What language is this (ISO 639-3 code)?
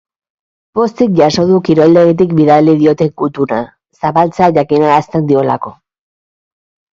eus